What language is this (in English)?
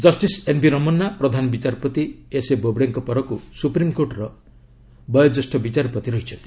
Odia